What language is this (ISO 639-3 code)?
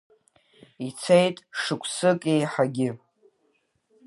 abk